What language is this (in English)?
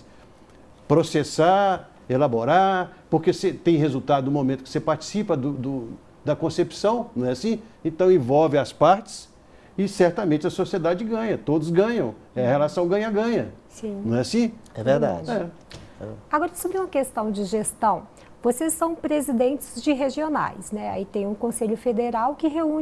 Portuguese